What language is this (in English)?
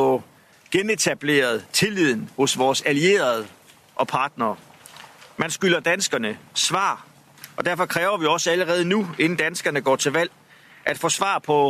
Danish